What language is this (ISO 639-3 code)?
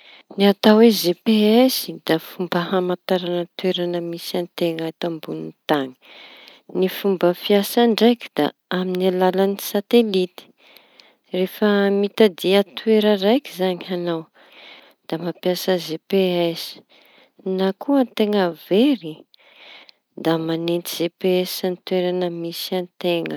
txy